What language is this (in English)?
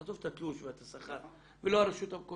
Hebrew